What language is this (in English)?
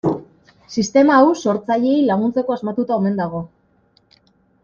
Basque